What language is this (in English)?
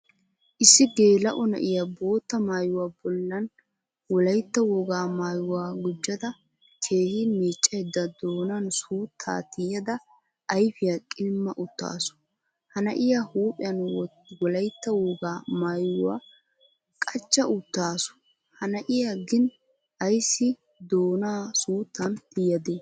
Wolaytta